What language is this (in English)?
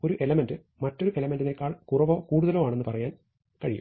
Malayalam